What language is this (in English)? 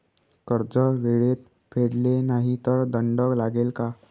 Marathi